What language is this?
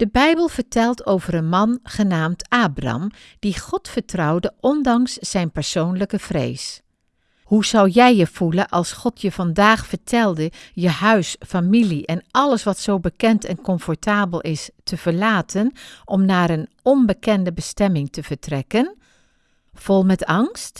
Dutch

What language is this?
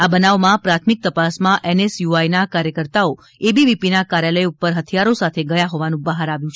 Gujarati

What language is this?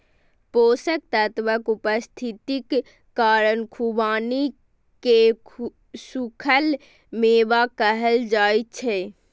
Maithili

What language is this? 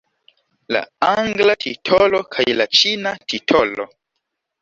Esperanto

